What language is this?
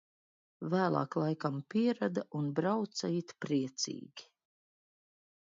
Latvian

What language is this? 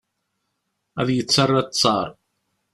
Kabyle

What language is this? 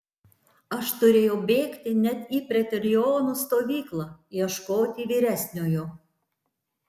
Lithuanian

